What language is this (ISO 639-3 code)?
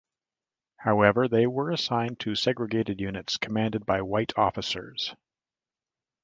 eng